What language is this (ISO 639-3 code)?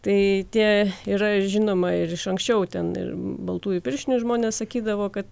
lit